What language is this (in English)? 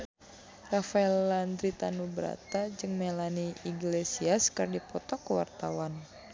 Sundanese